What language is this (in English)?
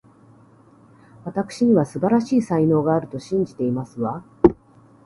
Japanese